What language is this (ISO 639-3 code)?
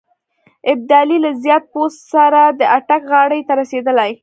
pus